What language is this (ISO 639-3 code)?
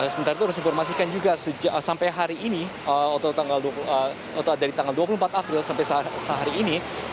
ind